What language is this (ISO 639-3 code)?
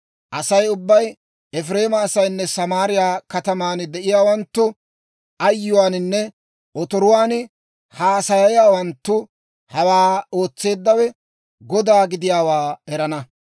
dwr